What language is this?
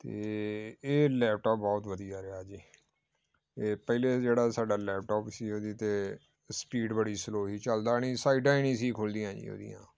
Punjabi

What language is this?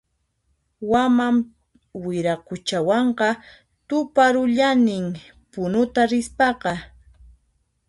Puno Quechua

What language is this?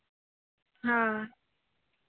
Santali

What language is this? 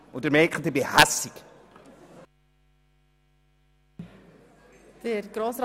Swiss German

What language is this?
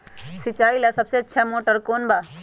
Magahi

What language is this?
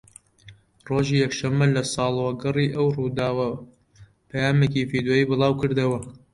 Central Kurdish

